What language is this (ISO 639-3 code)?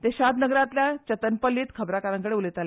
kok